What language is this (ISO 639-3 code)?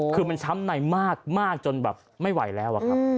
tha